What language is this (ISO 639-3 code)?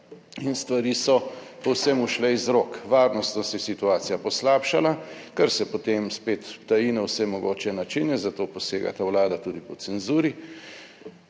slv